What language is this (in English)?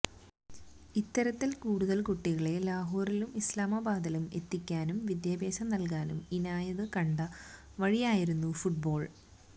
Malayalam